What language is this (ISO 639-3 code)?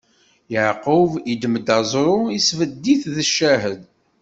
kab